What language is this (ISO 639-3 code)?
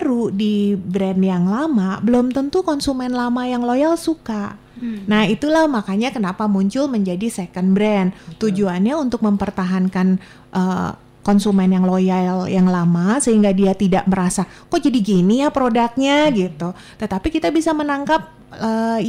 ind